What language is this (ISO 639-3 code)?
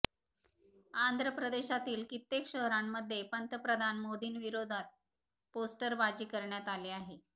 mar